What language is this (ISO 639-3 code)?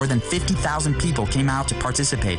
heb